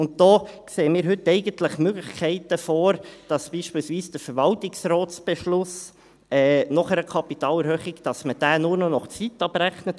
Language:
Swiss German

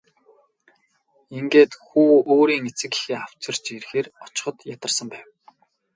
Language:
Mongolian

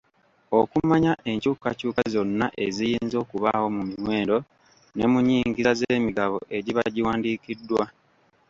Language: Ganda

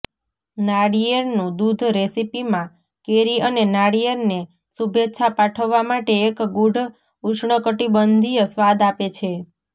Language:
Gujarati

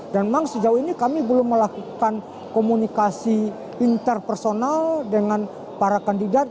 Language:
Indonesian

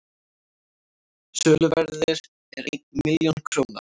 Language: Icelandic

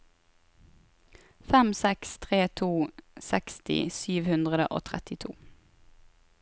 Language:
Norwegian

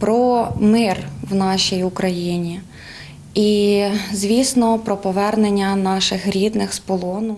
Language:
Ukrainian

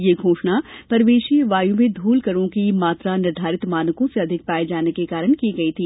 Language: Hindi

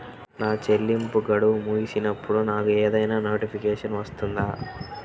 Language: Telugu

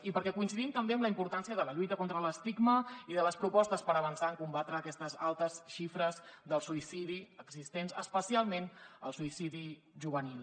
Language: Catalan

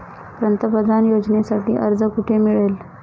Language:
Marathi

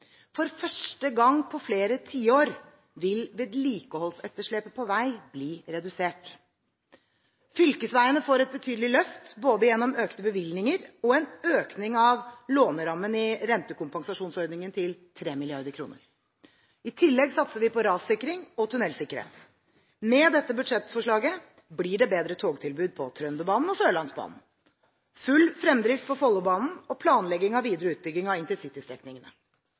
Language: Norwegian Bokmål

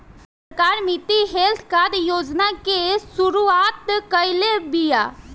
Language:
Bhojpuri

